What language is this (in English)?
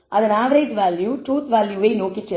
Tamil